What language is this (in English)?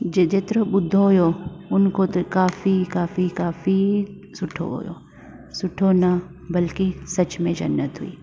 Sindhi